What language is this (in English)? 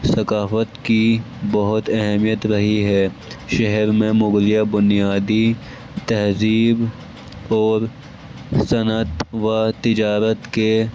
Urdu